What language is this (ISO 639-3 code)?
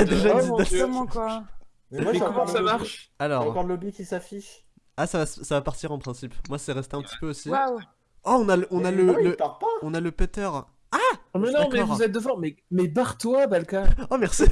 fra